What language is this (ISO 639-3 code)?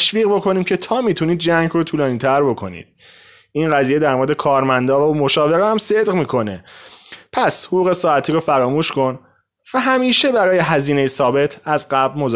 fas